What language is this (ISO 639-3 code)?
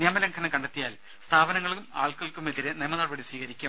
mal